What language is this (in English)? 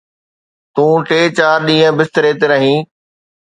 Sindhi